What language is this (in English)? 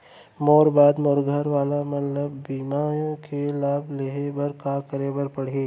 Chhattisgarhi